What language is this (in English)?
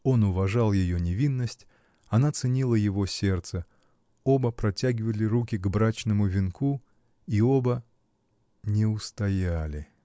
Russian